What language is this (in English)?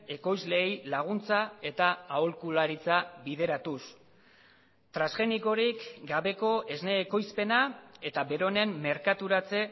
Basque